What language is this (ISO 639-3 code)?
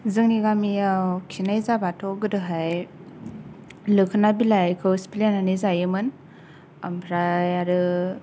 brx